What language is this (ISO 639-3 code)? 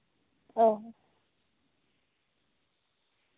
sat